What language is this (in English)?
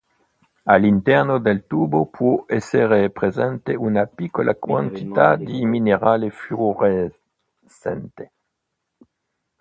Italian